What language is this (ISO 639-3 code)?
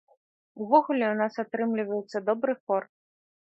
bel